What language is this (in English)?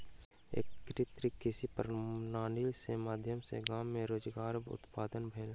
Maithili